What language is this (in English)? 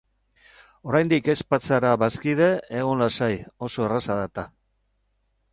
Basque